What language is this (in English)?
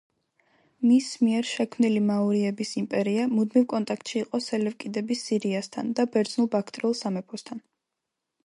Georgian